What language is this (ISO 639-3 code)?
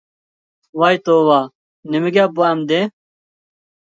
uig